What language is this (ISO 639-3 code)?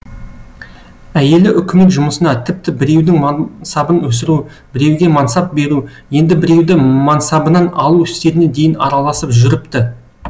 kaz